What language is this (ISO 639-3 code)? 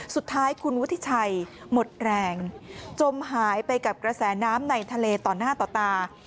tha